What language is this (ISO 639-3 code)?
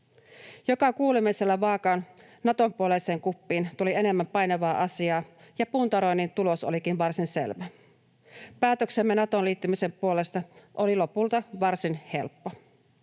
fin